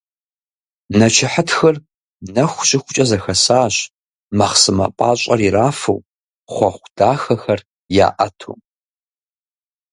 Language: Kabardian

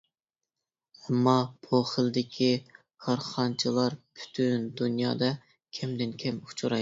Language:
Uyghur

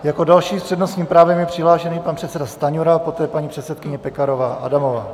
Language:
Czech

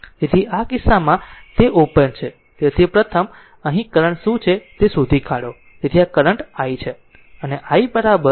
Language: Gujarati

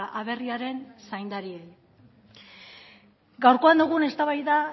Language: Basque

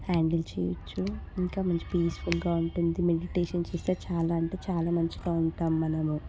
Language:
Telugu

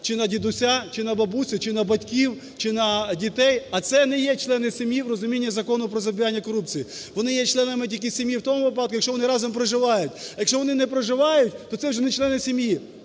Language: Ukrainian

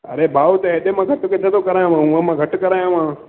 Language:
Sindhi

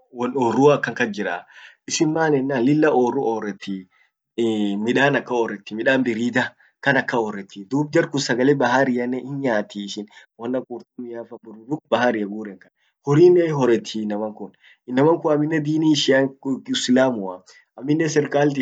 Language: Orma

